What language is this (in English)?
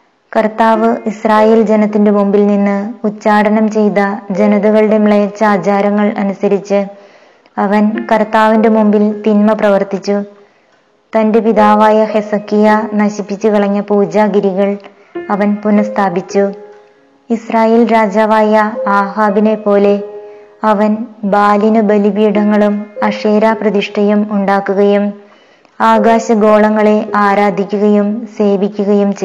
Malayalam